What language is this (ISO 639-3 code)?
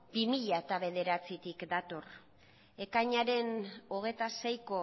eus